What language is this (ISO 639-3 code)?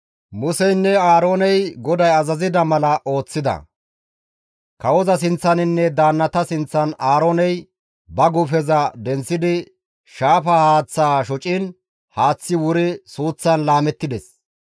gmv